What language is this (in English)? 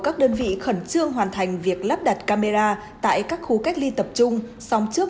Vietnamese